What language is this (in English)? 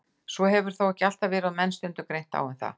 Icelandic